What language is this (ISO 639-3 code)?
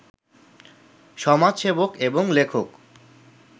ben